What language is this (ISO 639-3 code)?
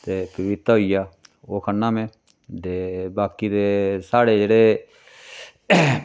doi